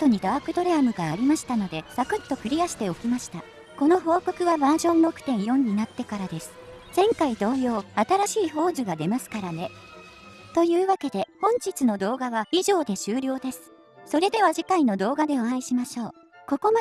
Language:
Japanese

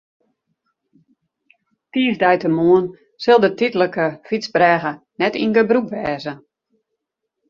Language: Western Frisian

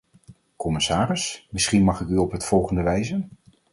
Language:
Dutch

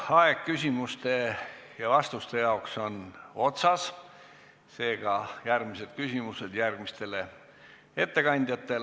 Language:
Estonian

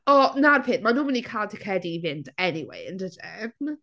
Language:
Welsh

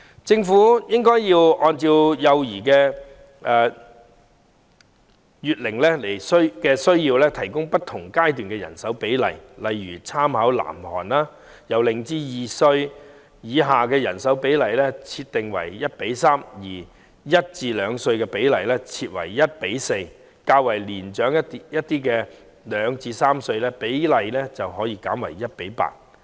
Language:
Cantonese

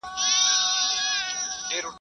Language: Pashto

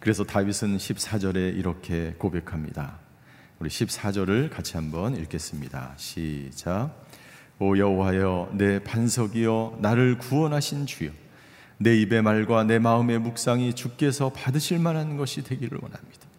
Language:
Korean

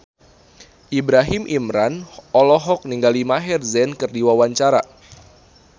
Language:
Sundanese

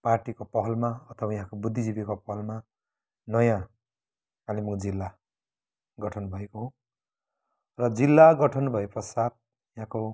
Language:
Nepali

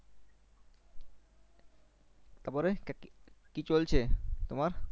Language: Bangla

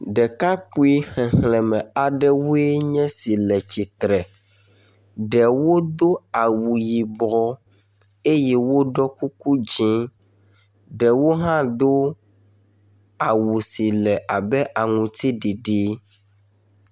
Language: Ewe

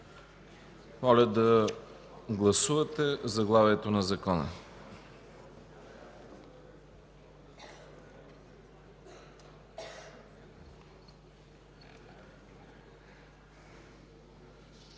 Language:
Bulgarian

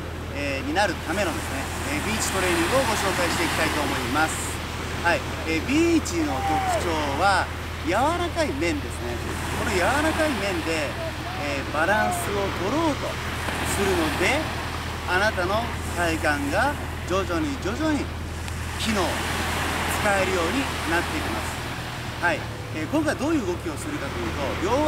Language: Japanese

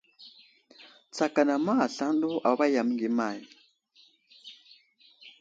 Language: Wuzlam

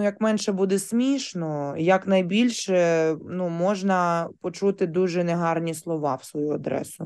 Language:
Ukrainian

